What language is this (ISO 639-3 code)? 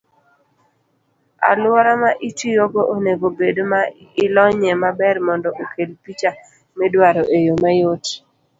luo